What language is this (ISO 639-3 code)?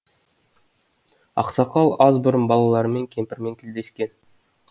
kaz